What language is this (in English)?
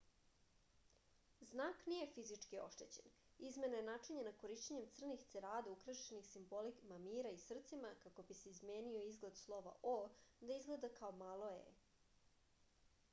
Serbian